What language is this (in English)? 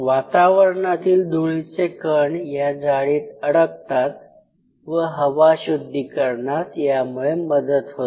Marathi